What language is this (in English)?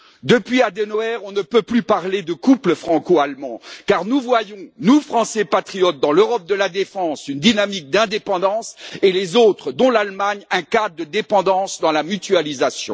French